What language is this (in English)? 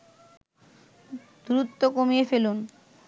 Bangla